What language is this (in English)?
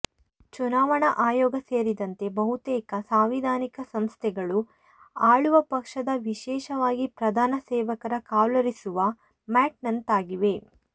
Kannada